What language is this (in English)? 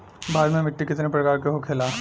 Bhojpuri